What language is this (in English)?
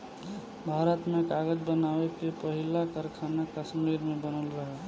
Bhojpuri